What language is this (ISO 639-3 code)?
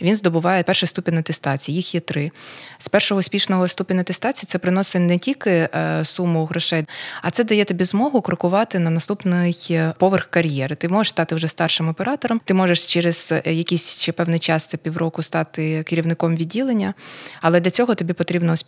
ukr